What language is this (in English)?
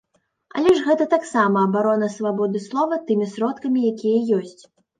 Belarusian